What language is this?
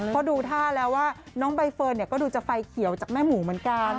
Thai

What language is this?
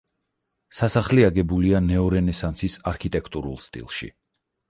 Georgian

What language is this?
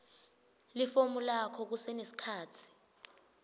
Swati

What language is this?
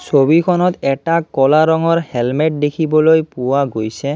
Assamese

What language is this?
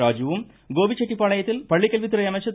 Tamil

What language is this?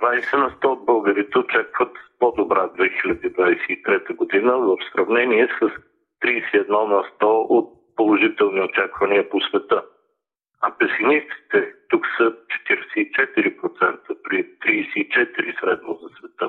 Bulgarian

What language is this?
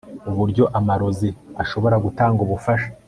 Kinyarwanda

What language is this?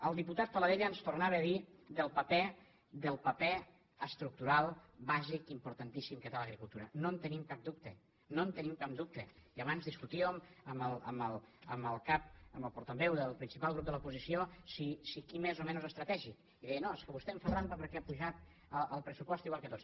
Catalan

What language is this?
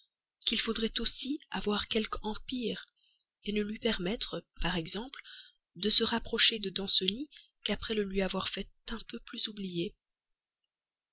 French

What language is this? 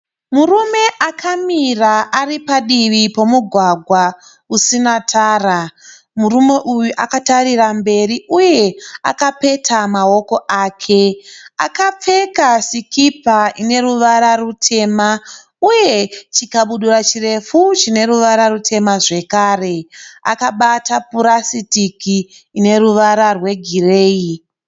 Shona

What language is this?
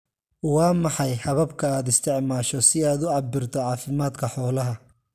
Somali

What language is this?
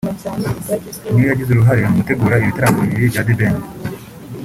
Kinyarwanda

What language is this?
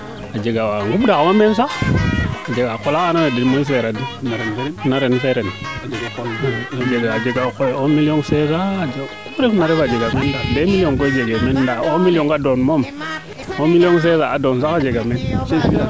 Serer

